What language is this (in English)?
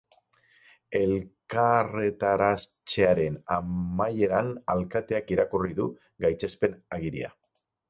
Basque